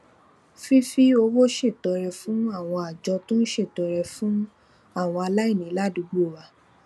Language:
Yoruba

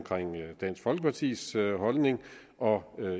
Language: Danish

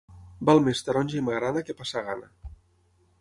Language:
Catalan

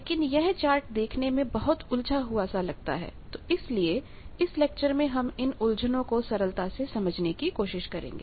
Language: Hindi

